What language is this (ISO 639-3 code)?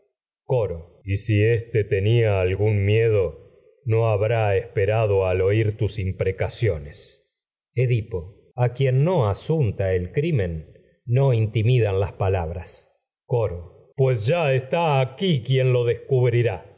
spa